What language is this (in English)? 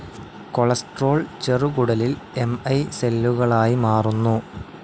Malayalam